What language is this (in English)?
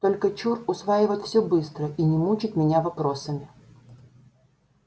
Russian